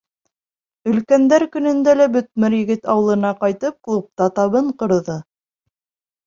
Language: Bashkir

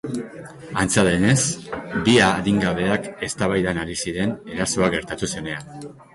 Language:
Basque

